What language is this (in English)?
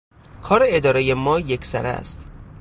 Persian